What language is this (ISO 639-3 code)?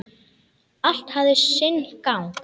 isl